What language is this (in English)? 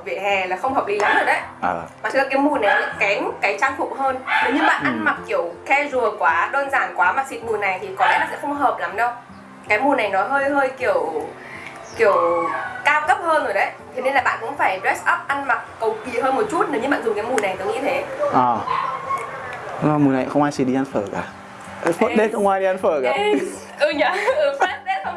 Vietnamese